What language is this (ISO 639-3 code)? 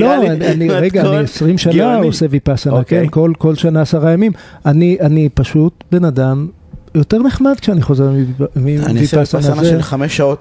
heb